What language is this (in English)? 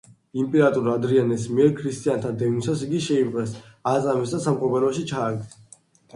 Georgian